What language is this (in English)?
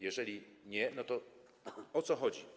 Polish